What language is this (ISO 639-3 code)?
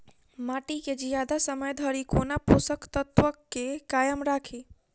mai